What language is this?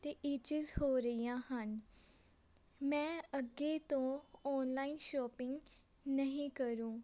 Punjabi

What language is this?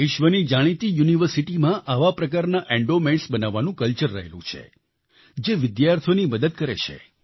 Gujarati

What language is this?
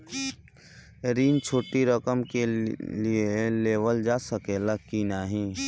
Bhojpuri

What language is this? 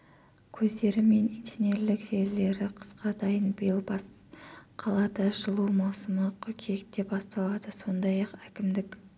Kazakh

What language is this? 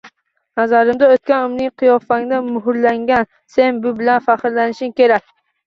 Uzbek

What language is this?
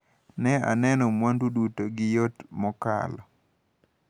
Luo (Kenya and Tanzania)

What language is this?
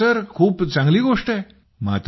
Marathi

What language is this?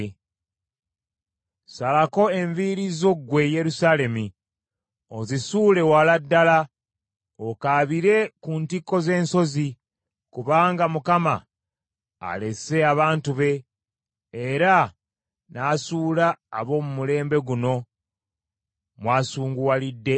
Ganda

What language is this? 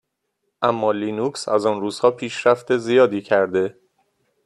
Persian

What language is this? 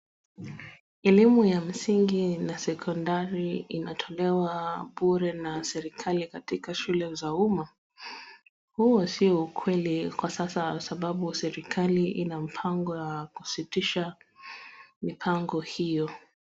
Swahili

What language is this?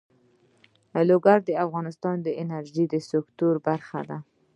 Pashto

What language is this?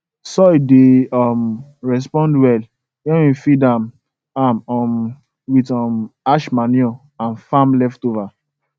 Nigerian Pidgin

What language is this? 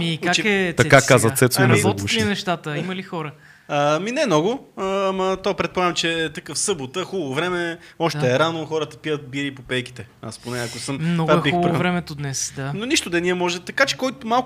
Bulgarian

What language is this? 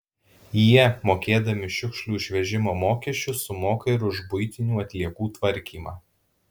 Lithuanian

